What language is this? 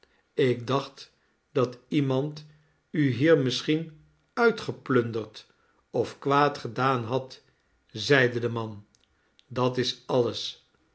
Dutch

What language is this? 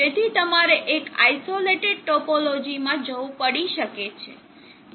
Gujarati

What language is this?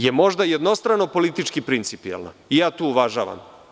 Serbian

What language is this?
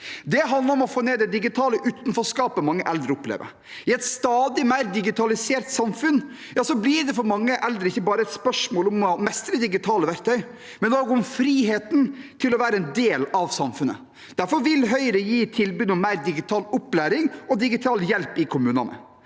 Norwegian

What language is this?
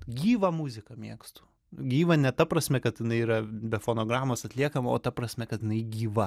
Lithuanian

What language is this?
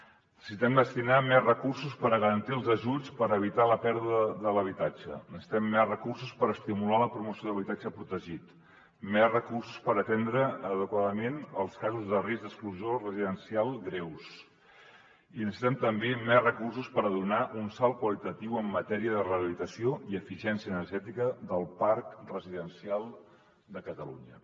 Catalan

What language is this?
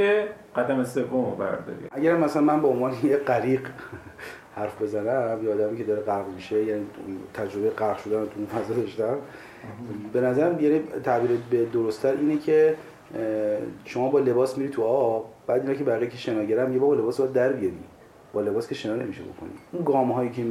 Persian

